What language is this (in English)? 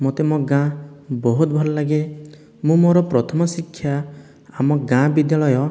Odia